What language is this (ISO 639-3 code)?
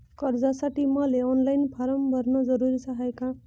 mar